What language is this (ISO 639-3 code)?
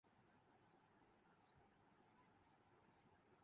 urd